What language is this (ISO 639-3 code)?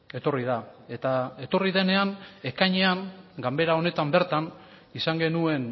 eus